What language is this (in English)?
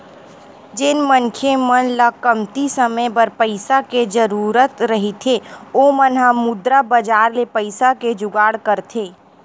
Chhattisgarhi